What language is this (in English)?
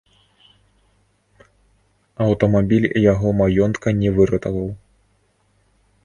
Belarusian